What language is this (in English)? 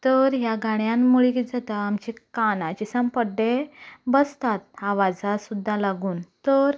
Konkani